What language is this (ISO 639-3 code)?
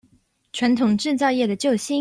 zho